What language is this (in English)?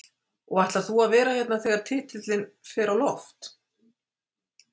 Icelandic